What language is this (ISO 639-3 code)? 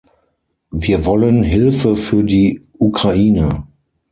deu